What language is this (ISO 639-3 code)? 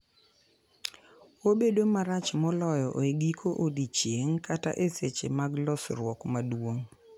luo